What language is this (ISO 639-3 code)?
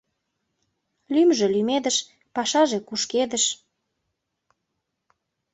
chm